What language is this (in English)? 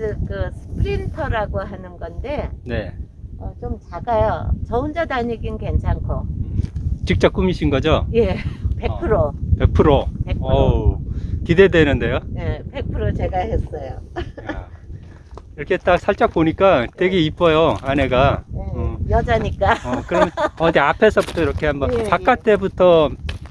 Korean